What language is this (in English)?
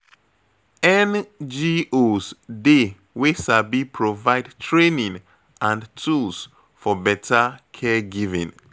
Nigerian Pidgin